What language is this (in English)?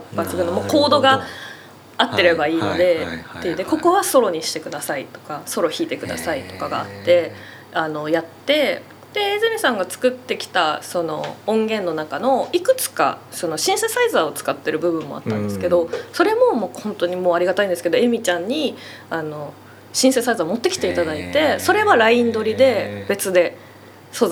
Japanese